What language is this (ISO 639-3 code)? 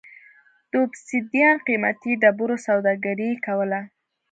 pus